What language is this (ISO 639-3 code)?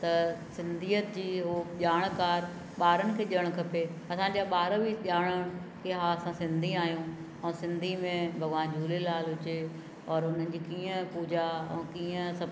snd